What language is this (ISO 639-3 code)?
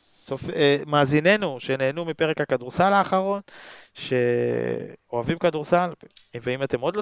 heb